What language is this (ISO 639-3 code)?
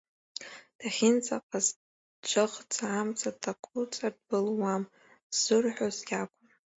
abk